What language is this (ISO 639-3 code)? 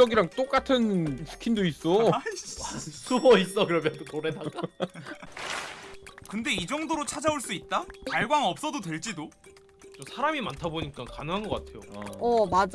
kor